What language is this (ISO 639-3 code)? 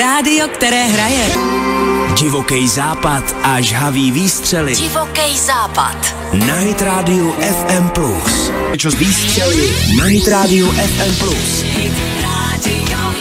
ron